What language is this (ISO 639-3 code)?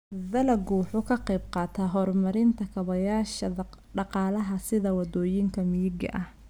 som